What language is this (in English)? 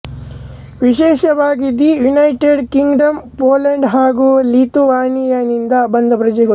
Kannada